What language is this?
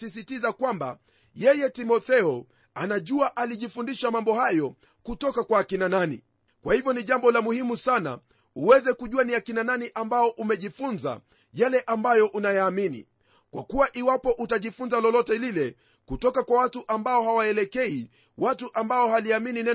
Swahili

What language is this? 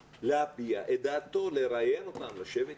Hebrew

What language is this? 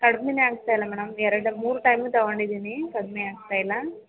Kannada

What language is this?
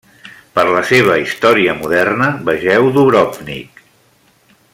Catalan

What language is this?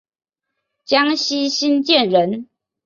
Chinese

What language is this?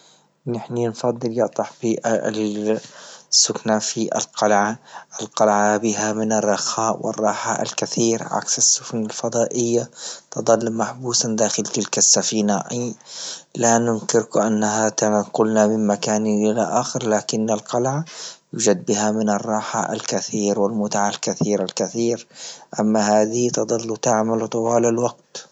Libyan Arabic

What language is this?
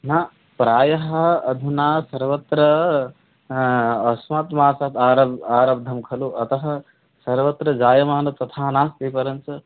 Sanskrit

